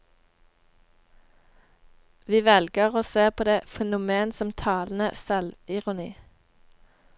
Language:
Norwegian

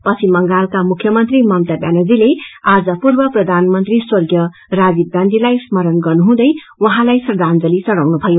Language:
Nepali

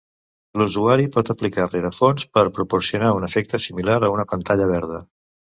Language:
Catalan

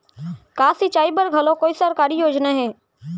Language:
Chhattisgarhi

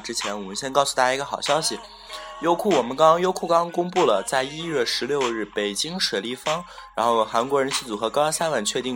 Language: Chinese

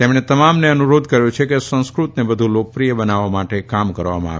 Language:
Gujarati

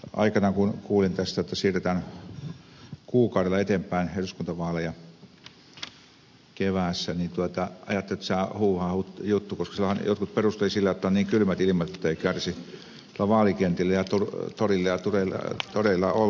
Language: Finnish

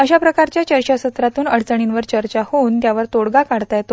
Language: Marathi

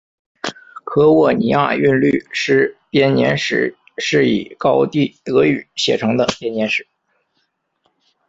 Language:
Chinese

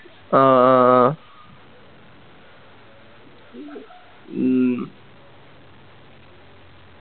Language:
Malayalam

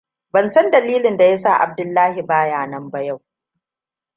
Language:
Hausa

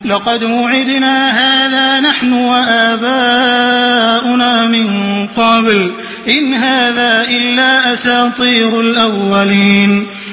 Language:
Arabic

